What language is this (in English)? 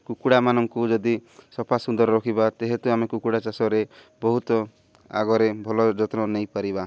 Odia